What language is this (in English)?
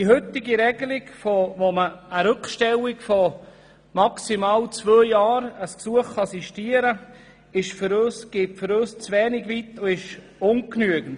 Swiss German